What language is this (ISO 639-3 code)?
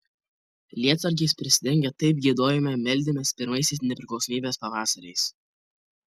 lit